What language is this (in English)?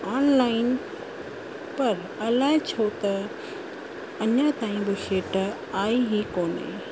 Sindhi